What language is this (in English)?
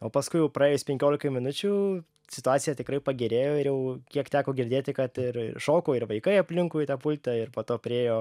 Lithuanian